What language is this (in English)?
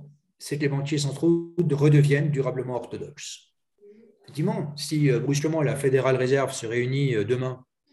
French